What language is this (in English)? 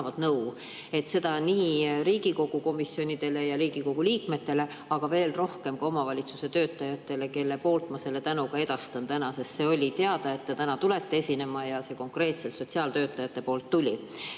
Estonian